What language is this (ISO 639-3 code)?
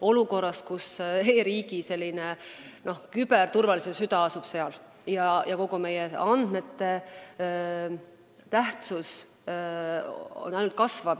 est